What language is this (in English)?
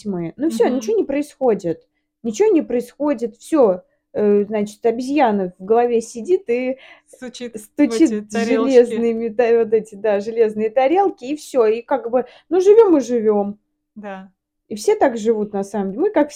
Russian